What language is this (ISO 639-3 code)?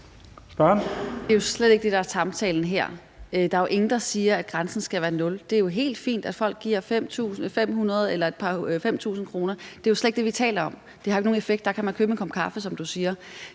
dan